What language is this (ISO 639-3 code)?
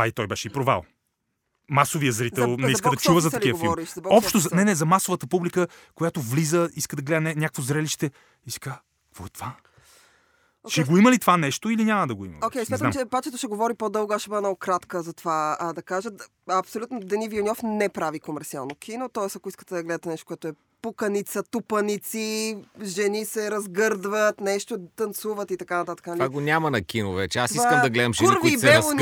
bul